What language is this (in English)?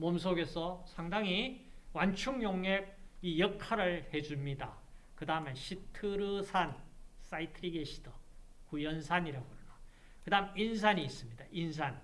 Korean